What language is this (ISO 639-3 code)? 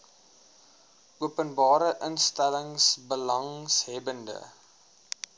afr